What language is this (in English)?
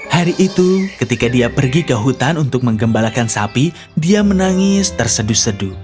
Indonesian